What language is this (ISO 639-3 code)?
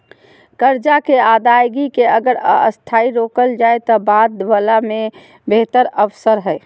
mag